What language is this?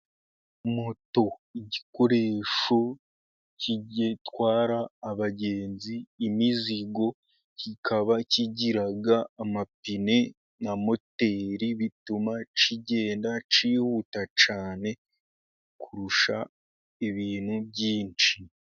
Kinyarwanda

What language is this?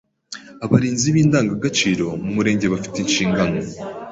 Kinyarwanda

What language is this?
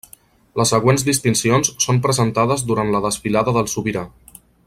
Catalan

